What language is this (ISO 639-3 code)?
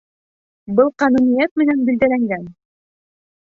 bak